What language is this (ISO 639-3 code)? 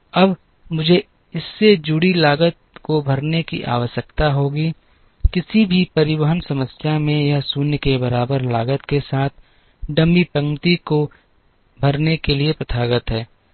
hin